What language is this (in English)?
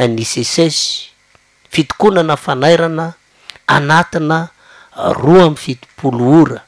Romanian